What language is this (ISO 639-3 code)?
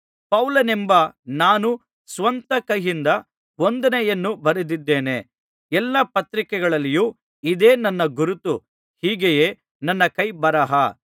kan